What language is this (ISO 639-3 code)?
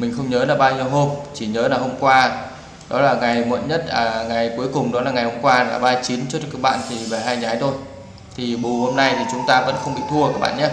vie